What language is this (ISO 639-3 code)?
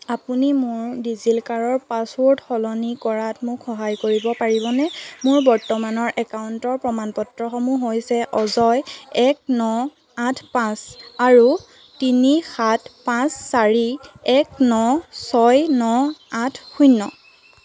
asm